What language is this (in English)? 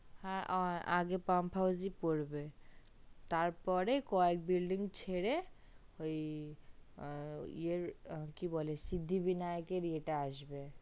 Bangla